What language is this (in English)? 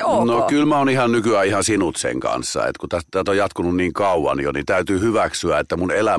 Finnish